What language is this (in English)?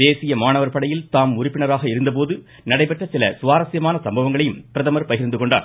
Tamil